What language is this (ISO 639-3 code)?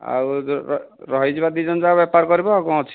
ori